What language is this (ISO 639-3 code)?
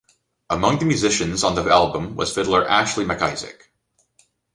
eng